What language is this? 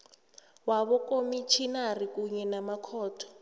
South Ndebele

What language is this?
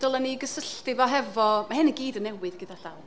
Welsh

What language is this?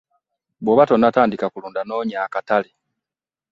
Ganda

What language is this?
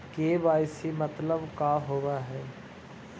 Magahi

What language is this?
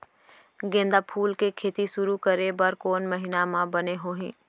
Chhattisgarhi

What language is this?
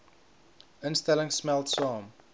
Afrikaans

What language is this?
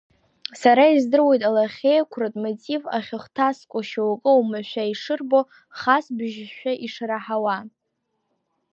Abkhazian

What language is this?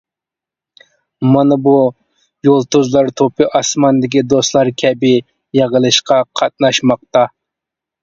Uyghur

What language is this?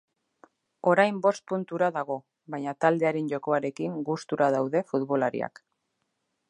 Basque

